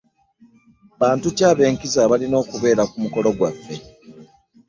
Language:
Ganda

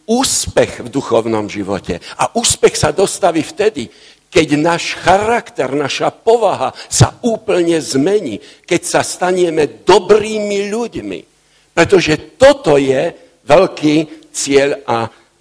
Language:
Slovak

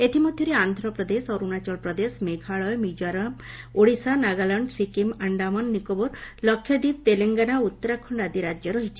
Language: Odia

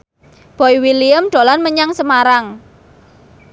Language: Javanese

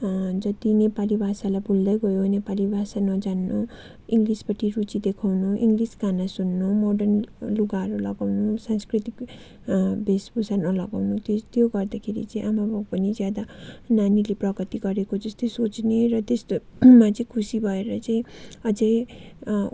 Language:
Nepali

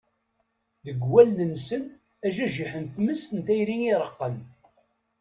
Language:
Kabyle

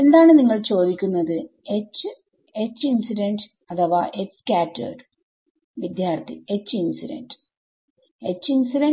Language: Malayalam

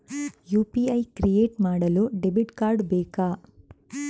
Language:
Kannada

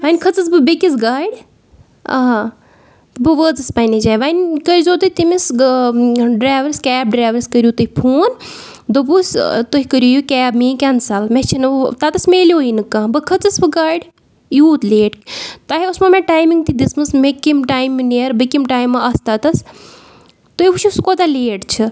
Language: Kashmiri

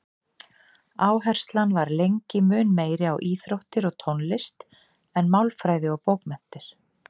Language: Icelandic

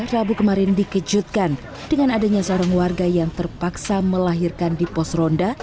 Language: Indonesian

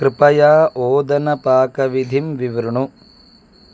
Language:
Sanskrit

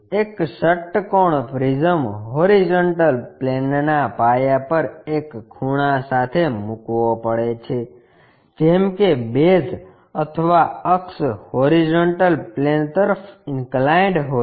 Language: Gujarati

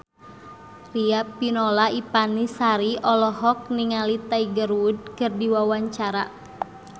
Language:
Sundanese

